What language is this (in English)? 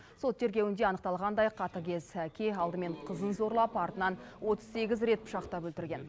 Kazakh